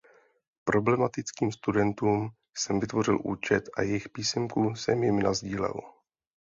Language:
Czech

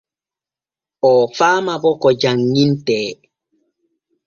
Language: Borgu Fulfulde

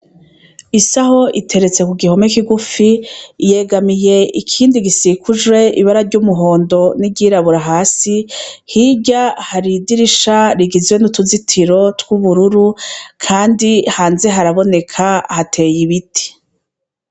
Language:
Rundi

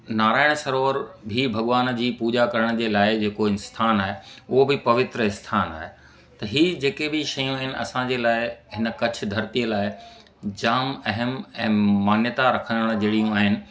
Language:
Sindhi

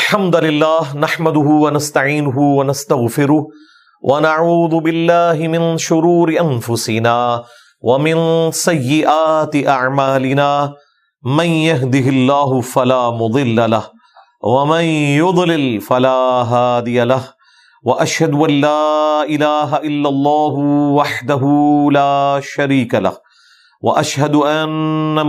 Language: Urdu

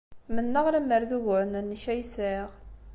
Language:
Kabyle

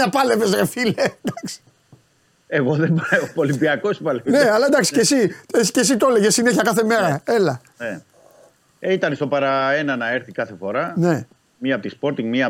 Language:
Greek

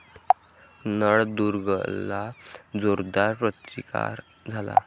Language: Marathi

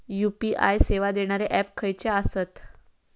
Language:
Marathi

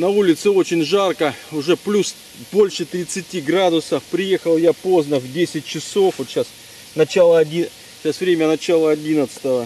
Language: Russian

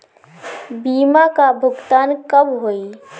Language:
Bhojpuri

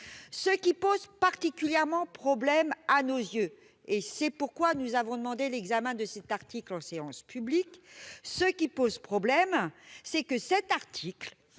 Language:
French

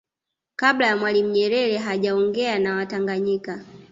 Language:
Swahili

